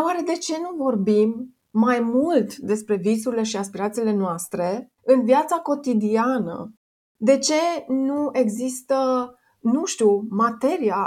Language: Romanian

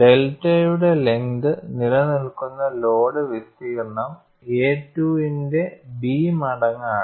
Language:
Malayalam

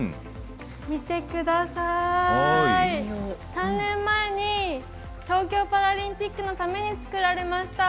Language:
Japanese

